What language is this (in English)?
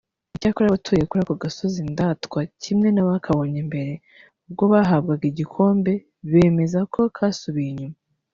Kinyarwanda